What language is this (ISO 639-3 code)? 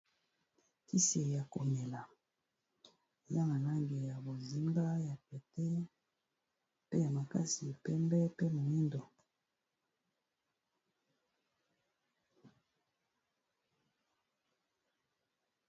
lin